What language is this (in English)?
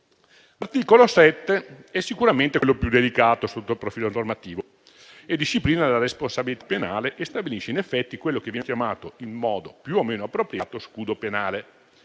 Italian